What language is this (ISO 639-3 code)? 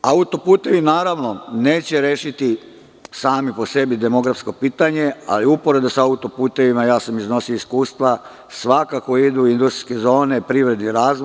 srp